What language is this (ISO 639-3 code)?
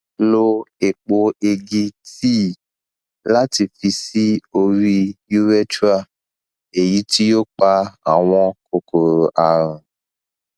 yor